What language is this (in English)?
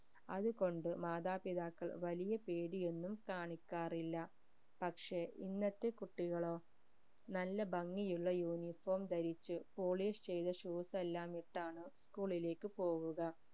Malayalam